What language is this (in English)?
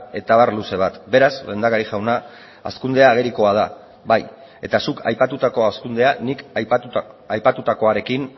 Basque